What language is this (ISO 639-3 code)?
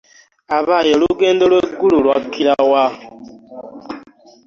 lug